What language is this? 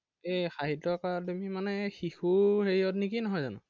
Assamese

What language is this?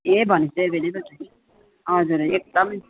Nepali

